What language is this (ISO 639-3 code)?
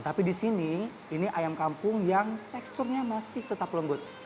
ind